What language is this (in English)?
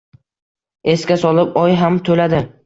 Uzbek